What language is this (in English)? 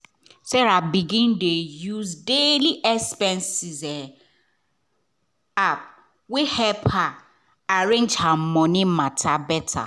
Nigerian Pidgin